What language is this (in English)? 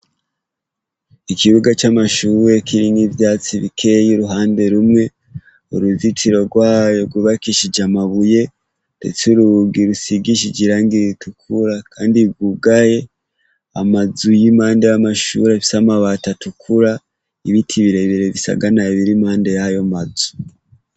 Rundi